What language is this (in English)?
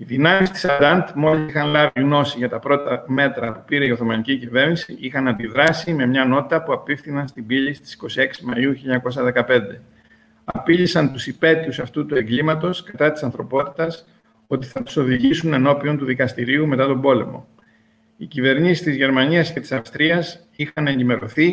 Greek